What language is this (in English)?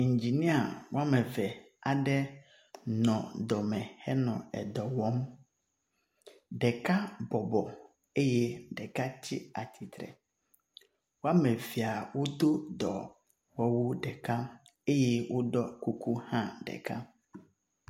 Ewe